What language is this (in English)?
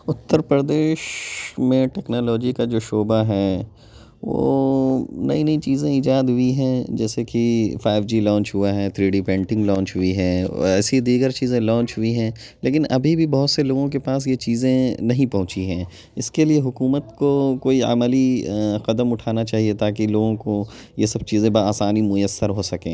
Urdu